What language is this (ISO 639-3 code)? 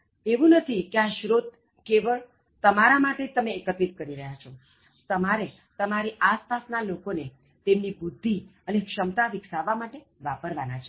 guj